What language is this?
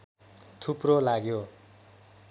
Nepali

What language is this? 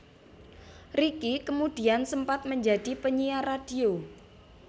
Javanese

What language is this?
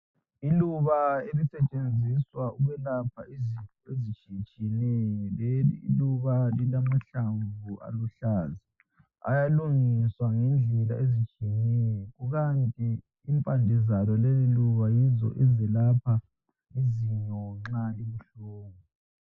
North Ndebele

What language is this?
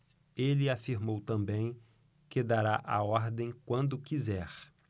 Portuguese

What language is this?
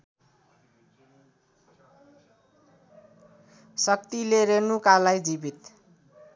Nepali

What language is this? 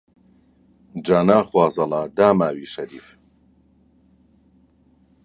Central Kurdish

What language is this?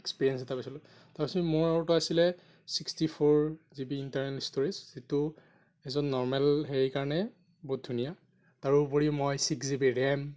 Assamese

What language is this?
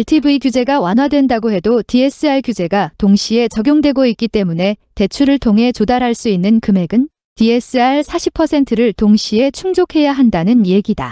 Korean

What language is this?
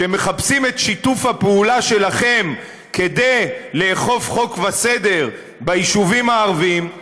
Hebrew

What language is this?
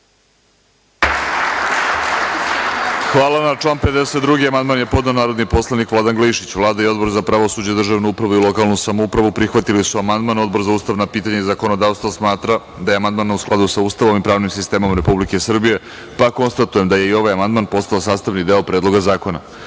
Serbian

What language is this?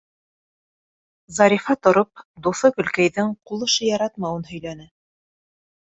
Bashkir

